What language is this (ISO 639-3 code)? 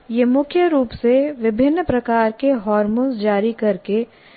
hin